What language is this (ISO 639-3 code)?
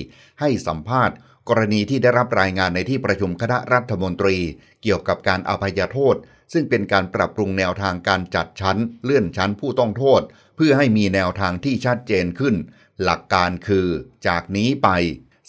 tha